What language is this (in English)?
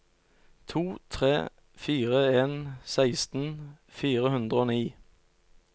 Norwegian